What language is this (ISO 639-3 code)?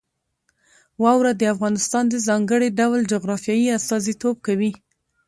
pus